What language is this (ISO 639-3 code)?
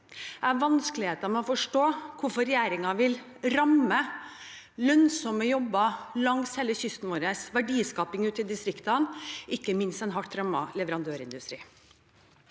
nor